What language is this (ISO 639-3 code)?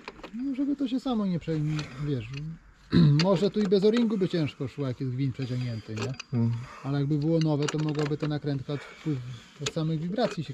pol